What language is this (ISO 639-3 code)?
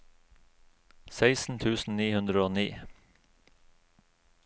nor